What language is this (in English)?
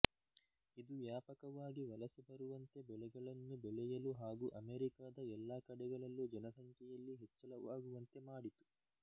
Kannada